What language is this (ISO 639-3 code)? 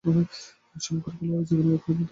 ben